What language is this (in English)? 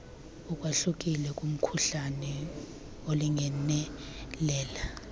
Xhosa